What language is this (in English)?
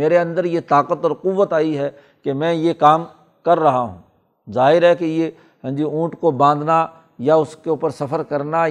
Urdu